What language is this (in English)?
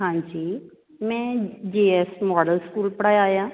Punjabi